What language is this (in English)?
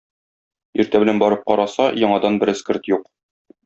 Tatar